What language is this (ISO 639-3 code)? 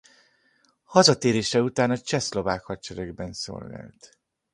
hun